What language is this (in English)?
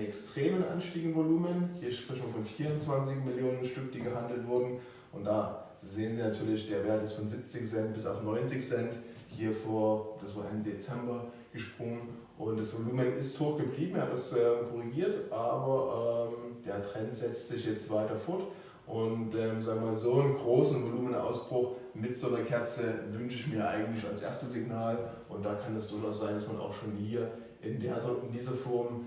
German